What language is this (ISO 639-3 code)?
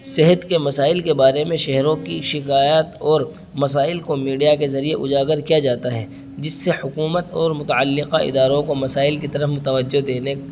urd